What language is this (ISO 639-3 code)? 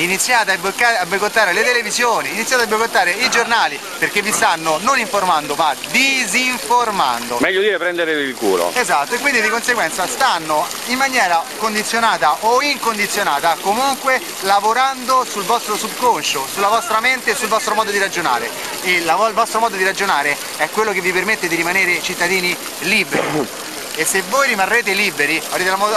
ita